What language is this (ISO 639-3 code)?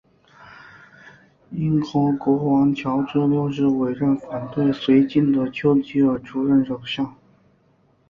zho